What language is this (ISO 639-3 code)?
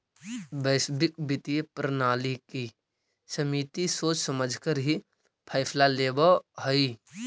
mag